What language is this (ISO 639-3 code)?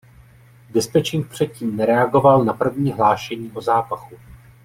ces